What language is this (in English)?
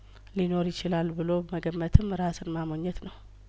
Amharic